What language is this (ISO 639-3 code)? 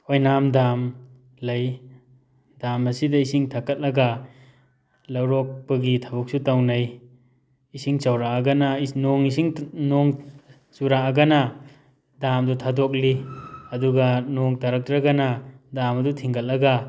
mni